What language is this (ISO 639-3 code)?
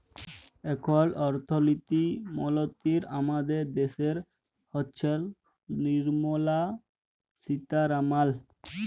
ben